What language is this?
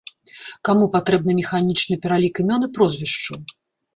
Belarusian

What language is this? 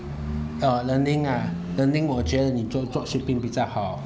English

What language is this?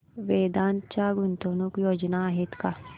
Marathi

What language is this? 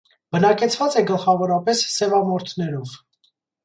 Armenian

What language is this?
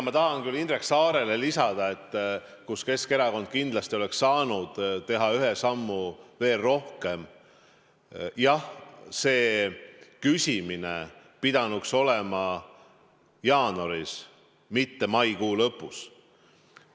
Estonian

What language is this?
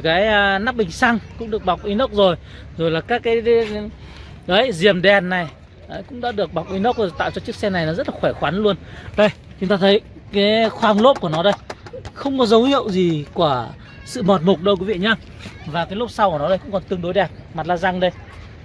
Vietnamese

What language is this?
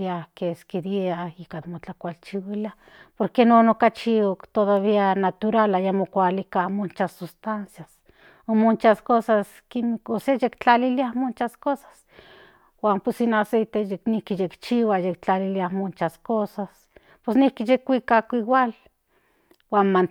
Central Nahuatl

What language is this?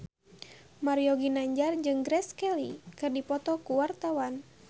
Sundanese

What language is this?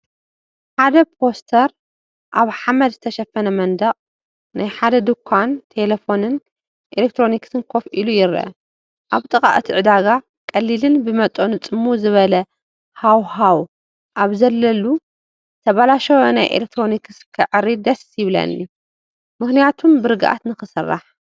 Tigrinya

